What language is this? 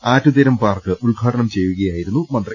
Malayalam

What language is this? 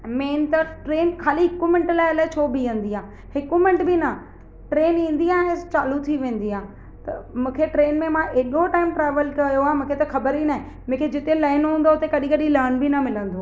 Sindhi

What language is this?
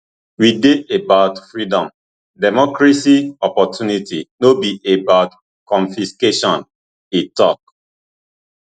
Nigerian Pidgin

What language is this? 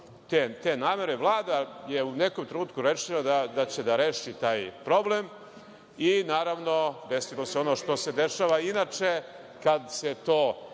Serbian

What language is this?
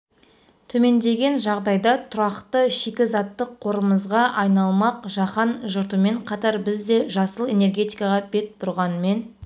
Kazakh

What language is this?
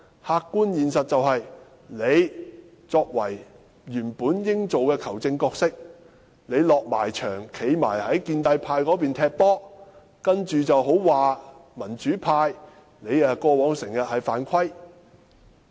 Cantonese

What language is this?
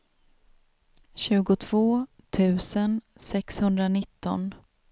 Swedish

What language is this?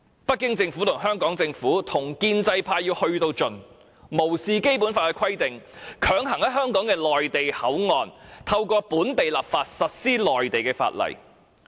Cantonese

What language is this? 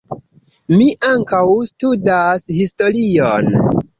Esperanto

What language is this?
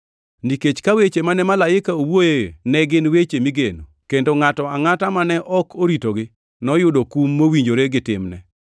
Luo (Kenya and Tanzania)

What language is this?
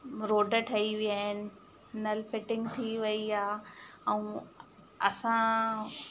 Sindhi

